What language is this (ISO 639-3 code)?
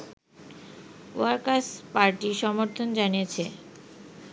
ben